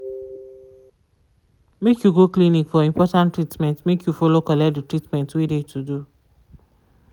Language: Nigerian Pidgin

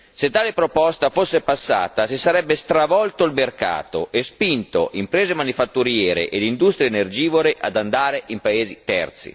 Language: Italian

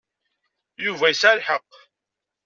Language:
Kabyle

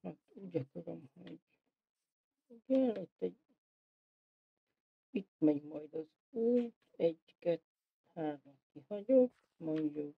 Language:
Hungarian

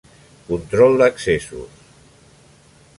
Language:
Catalan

